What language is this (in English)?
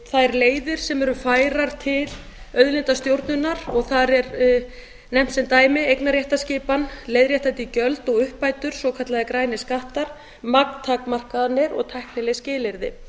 Icelandic